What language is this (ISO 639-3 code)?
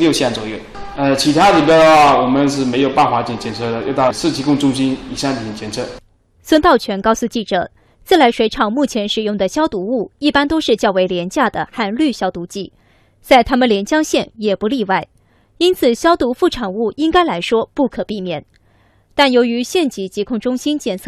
zho